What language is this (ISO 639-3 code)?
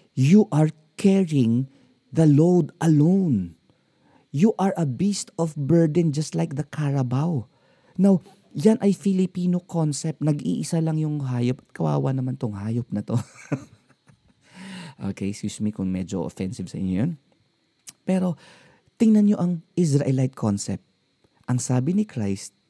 fil